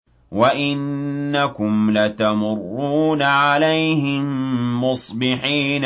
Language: Arabic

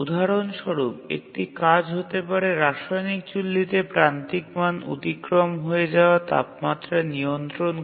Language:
Bangla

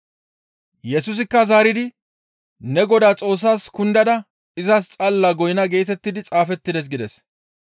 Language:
Gamo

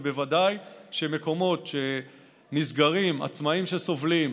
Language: Hebrew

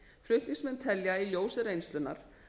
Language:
Icelandic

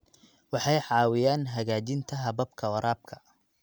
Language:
Somali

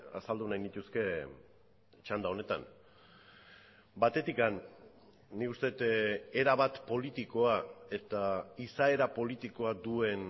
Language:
Basque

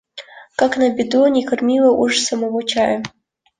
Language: Russian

